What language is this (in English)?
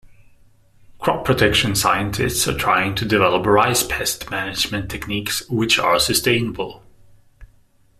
English